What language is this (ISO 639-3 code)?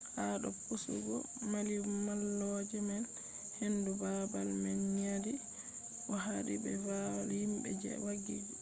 ful